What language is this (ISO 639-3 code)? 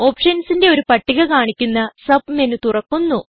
mal